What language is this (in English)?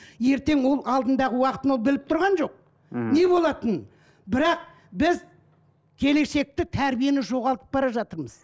Kazakh